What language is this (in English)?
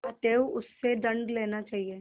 Hindi